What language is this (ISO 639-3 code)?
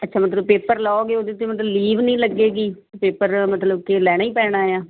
pan